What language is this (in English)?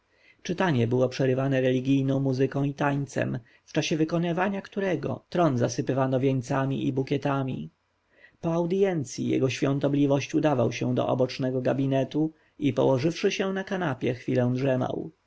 Polish